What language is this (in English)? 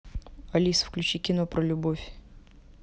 Russian